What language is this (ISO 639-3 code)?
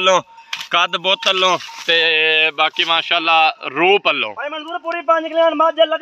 pan